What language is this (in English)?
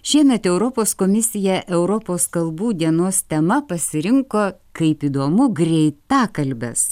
Lithuanian